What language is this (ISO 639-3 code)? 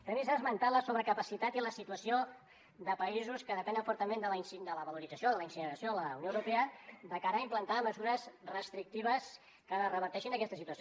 cat